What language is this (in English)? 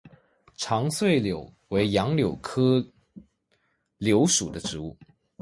Chinese